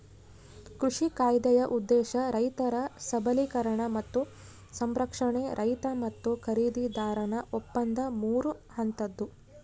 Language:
Kannada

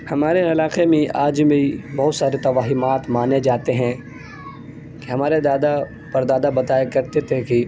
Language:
Urdu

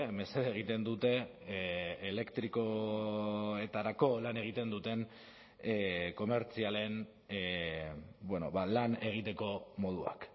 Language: Basque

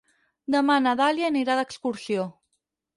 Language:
Catalan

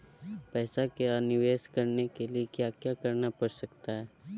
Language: Magahi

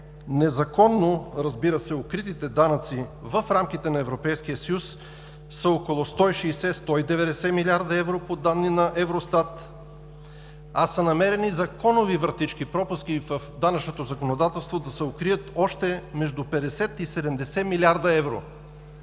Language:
Bulgarian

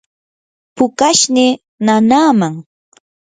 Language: Yanahuanca Pasco Quechua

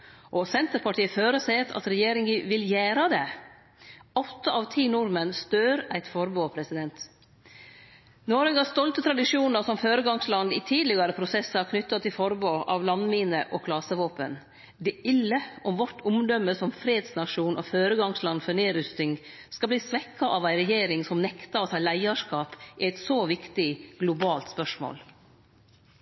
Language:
Norwegian Nynorsk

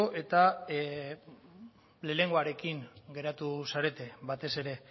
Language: Basque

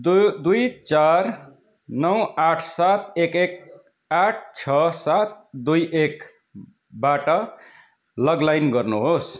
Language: Nepali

